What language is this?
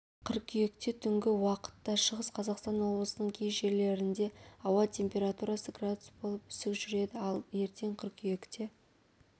Kazakh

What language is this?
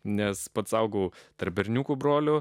Lithuanian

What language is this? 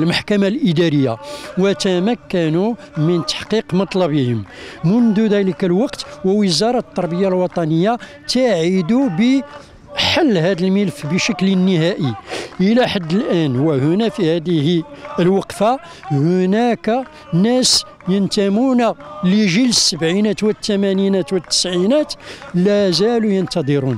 Arabic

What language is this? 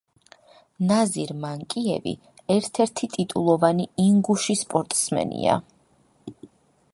Georgian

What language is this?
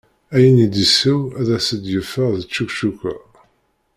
Kabyle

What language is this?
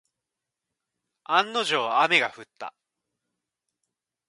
Japanese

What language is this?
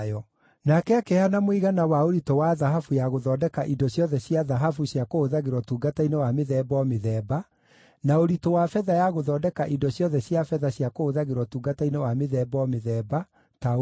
Kikuyu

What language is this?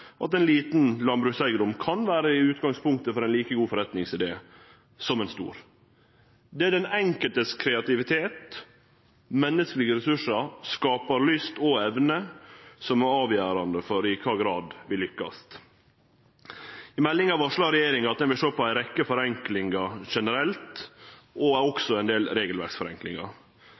Norwegian Nynorsk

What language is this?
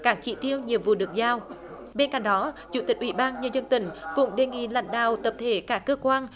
Vietnamese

